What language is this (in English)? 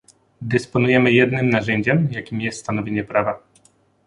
Polish